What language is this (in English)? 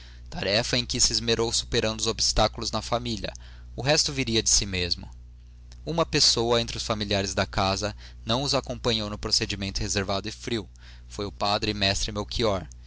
Portuguese